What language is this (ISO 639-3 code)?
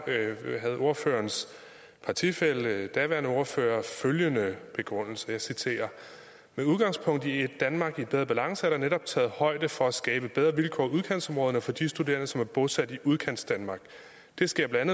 dan